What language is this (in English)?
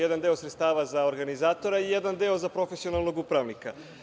Serbian